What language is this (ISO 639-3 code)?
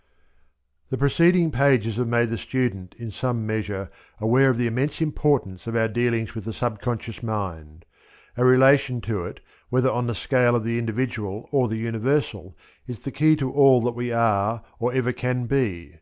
eng